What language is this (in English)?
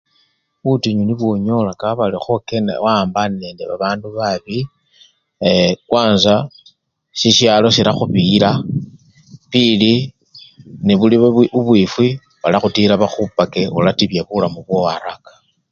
Luyia